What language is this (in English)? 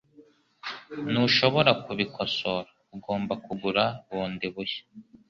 Kinyarwanda